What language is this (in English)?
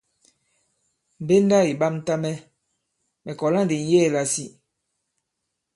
Bankon